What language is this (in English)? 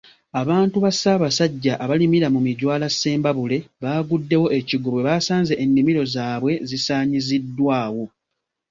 Ganda